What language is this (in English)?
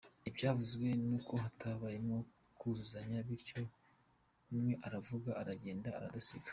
Kinyarwanda